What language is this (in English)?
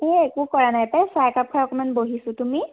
Assamese